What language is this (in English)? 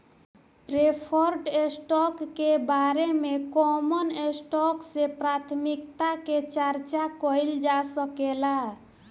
Bhojpuri